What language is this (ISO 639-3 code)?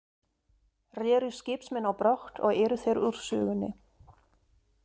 isl